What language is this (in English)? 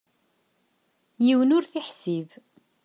Kabyle